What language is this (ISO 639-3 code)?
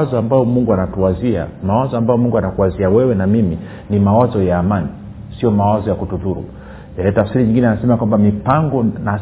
swa